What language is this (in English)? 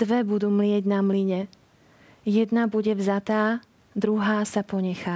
Slovak